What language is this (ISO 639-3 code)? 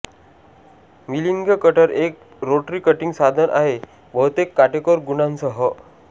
mar